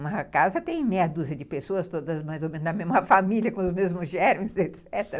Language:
Portuguese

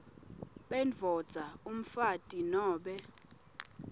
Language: Swati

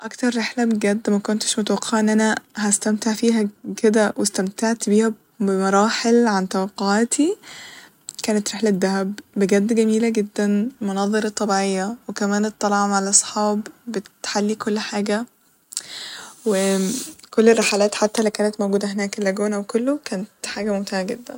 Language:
Egyptian Arabic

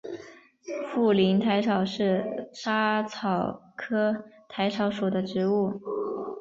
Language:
Chinese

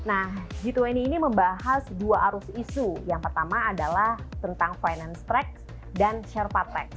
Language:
Indonesian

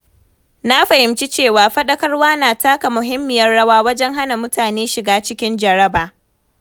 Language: Hausa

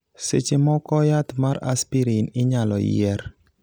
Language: Luo (Kenya and Tanzania)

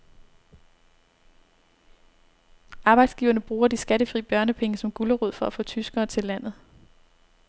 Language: Danish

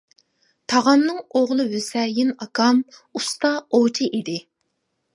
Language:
Uyghur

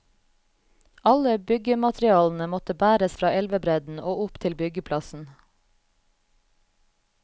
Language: Norwegian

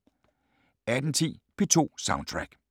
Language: Danish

